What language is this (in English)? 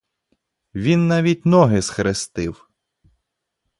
Ukrainian